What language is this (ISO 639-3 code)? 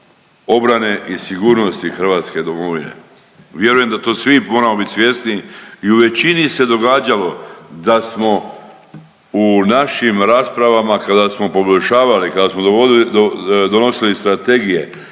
hrv